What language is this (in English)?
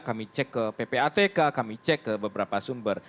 Indonesian